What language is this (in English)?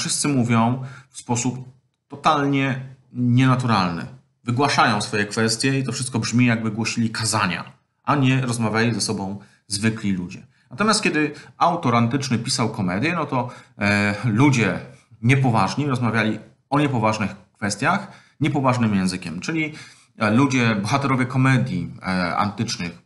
Polish